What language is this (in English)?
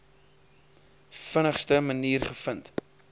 Afrikaans